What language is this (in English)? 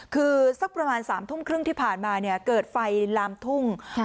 Thai